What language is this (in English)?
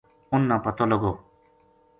Gujari